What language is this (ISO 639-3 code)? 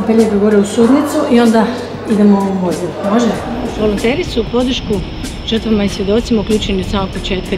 ukr